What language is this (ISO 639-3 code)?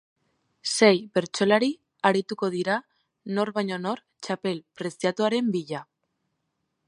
eus